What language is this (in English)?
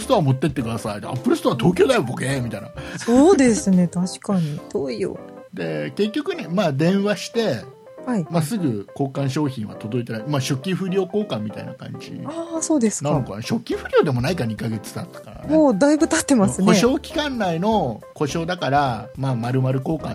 Japanese